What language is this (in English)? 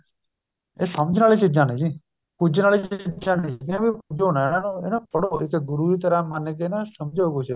Punjabi